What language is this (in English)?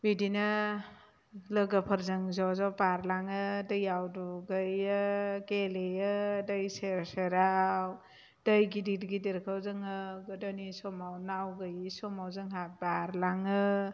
Bodo